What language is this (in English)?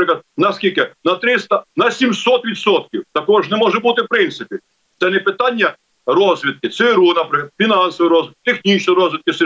Ukrainian